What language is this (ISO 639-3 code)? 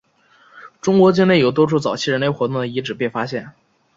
zho